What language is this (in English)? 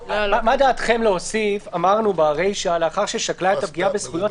Hebrew